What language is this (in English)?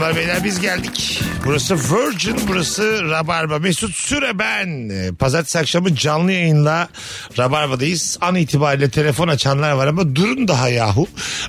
Turkish